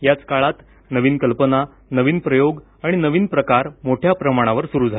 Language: Marathi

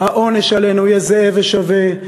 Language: Hebrew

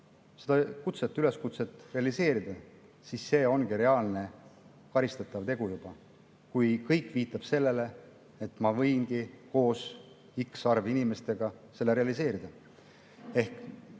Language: Estonian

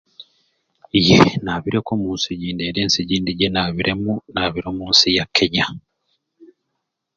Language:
Ruuli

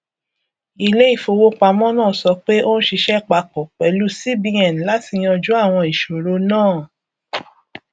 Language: Yoruba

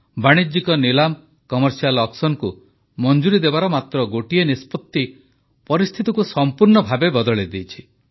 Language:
Odia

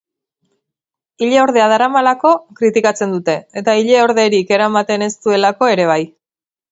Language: Basque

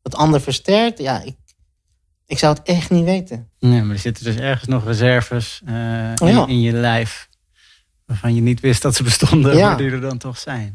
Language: Dutch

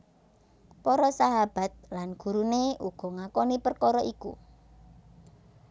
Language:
Javanese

